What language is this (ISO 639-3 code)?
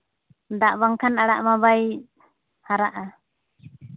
sat